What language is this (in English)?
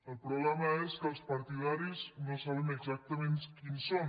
Catalan